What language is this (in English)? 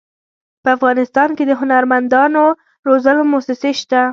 Pashto